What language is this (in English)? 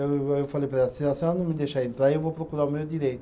Portuguese